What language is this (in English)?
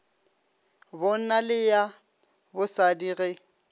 Northern Sotho